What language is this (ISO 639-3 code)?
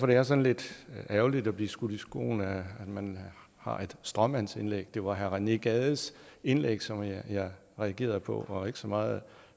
dan